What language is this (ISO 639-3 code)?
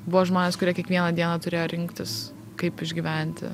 lit